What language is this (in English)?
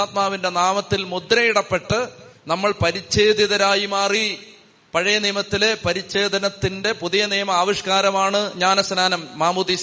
Malayalam